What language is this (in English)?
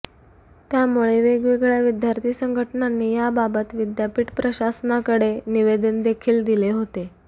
Marathi